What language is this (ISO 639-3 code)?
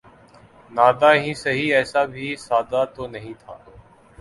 urd